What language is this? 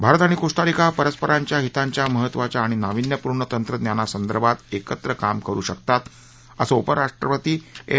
Marathi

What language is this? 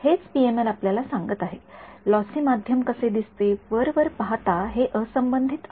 Marathi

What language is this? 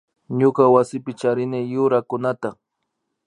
Imbabura Highland Quichua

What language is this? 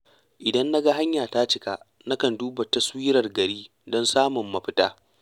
Hausa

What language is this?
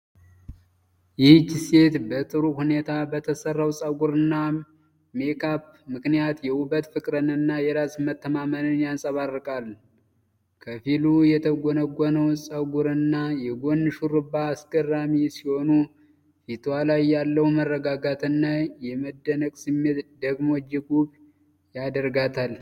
Amharic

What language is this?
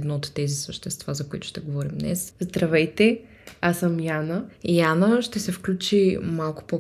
Bulgarian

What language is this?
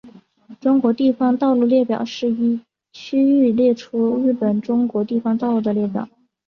Chinese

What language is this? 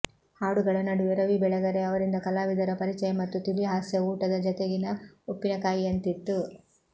Kannada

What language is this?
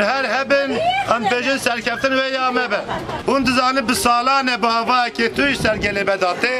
Turkish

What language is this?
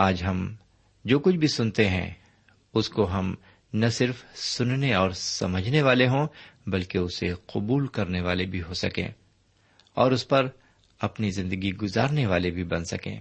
Urdu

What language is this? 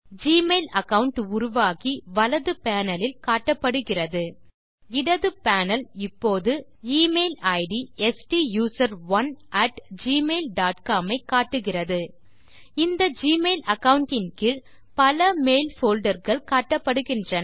Tamil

